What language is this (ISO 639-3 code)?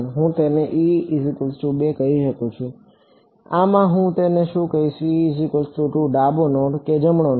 guj